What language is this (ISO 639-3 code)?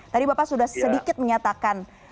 ind